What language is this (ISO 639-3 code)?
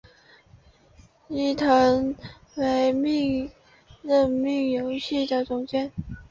zho